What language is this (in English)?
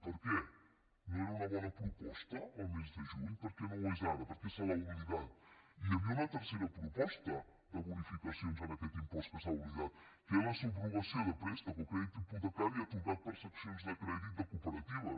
Catalan